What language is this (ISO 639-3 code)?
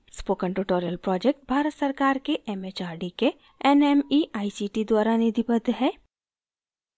hin